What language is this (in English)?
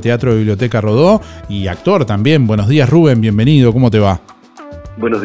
Spanish